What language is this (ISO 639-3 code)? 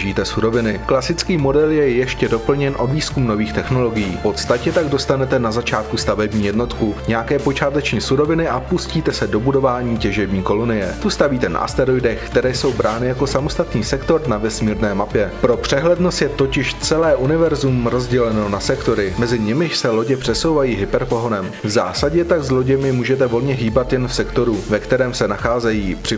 ces